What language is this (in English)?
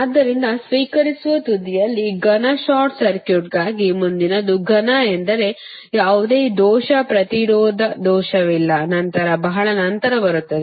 Kannada